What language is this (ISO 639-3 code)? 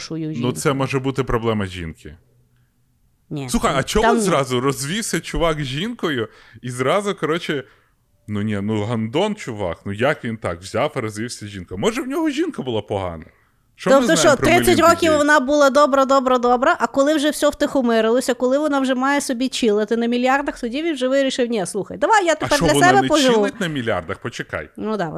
ukr